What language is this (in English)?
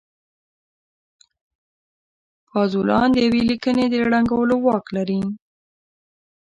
Pashto